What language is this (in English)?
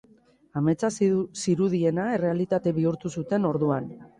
Basque